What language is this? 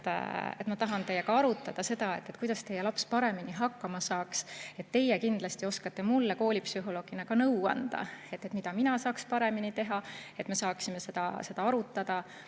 Estonian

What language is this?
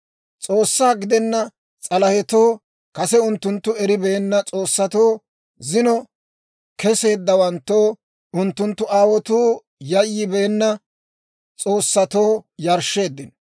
Dawro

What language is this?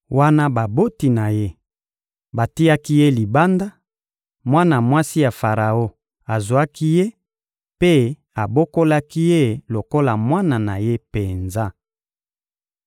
Lingala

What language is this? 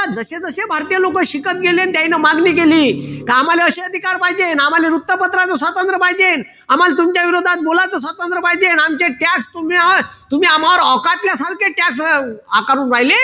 Marathi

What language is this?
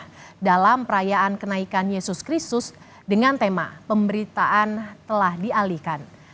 Indonesian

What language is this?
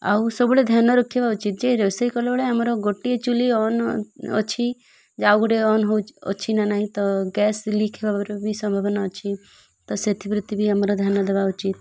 Odia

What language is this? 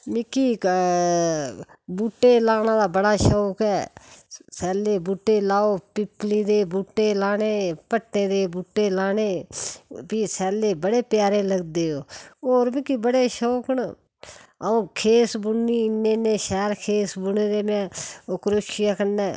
Dogri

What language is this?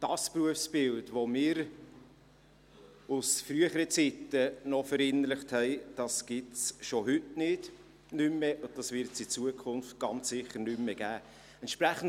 Swiss German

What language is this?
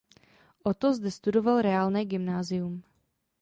Czech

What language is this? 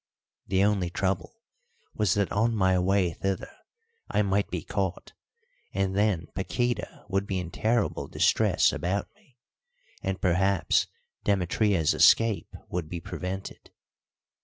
English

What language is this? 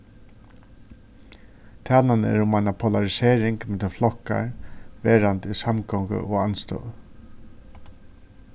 Faroese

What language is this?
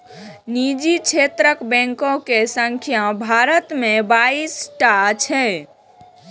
Maithili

